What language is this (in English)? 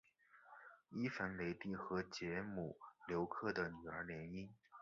Chinese